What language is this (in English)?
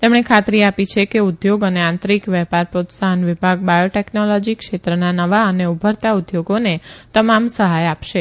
Gujarati